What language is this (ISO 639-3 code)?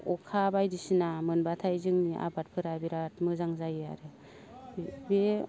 brx